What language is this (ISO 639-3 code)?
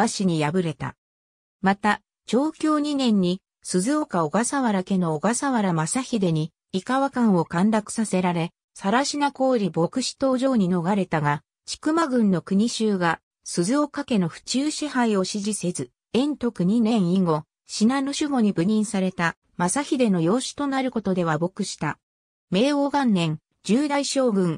jpn